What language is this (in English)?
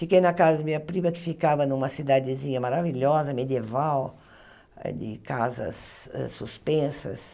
Portuguese